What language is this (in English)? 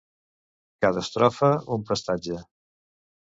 Catalan